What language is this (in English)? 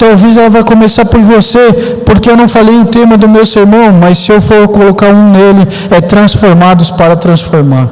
Portuguese